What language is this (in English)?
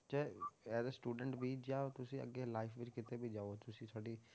Punjabi